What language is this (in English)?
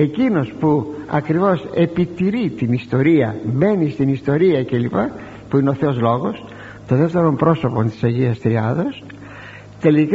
Greek